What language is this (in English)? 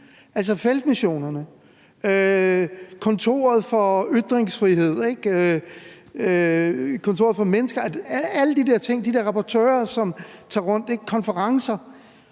Danish